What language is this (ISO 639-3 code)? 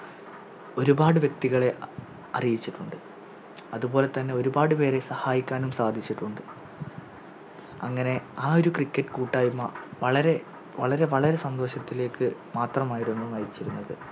mal